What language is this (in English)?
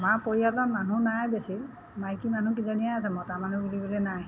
Assamese